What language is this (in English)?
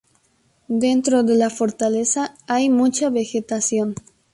Spanish